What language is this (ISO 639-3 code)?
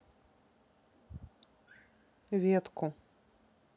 rus